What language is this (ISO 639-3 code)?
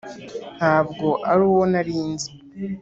kin